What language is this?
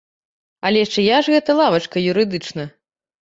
Belarusian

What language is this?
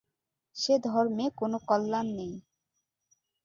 Bangla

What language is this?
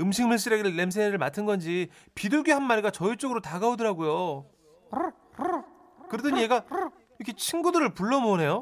Korean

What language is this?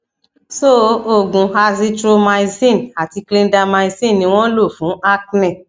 Yoruba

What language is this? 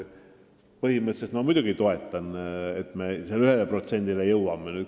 Estonian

